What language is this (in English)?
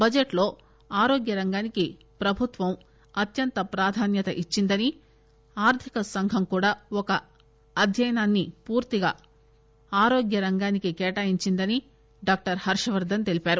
Telugu